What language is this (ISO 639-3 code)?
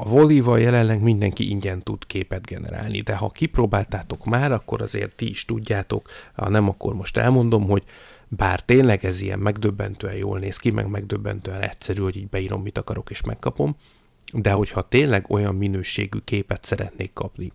hun